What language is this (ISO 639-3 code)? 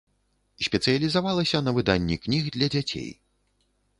bel